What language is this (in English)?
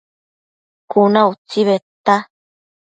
Matsés